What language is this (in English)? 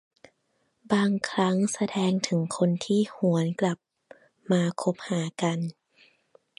Thai